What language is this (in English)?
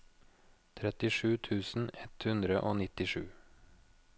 Norwegian